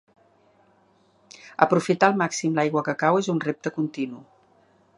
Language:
Catalan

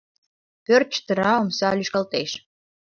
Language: Mari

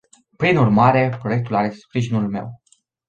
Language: Romanian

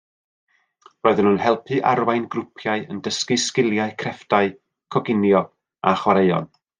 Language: Welsh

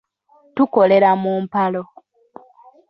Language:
Ganda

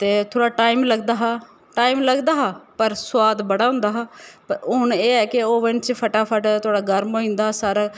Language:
Dogri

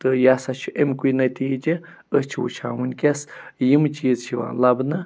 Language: Kashmiri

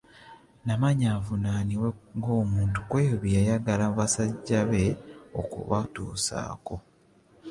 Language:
Ganda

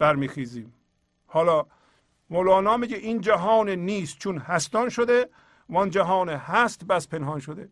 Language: Persian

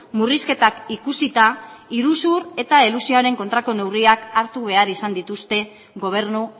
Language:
Basque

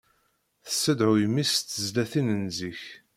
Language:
Kabyle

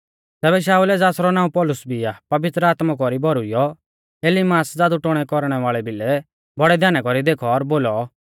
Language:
Mahasu Pahari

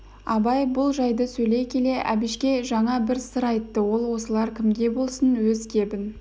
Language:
Kazakh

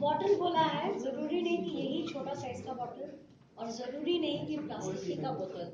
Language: Hindi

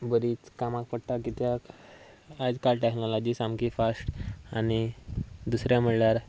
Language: Konkani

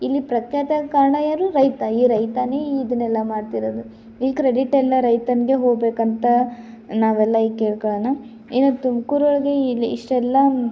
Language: Kannada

